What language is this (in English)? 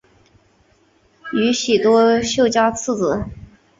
Chinese